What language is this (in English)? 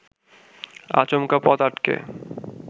Bangla